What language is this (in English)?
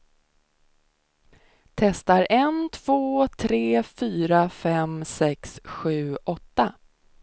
Swedish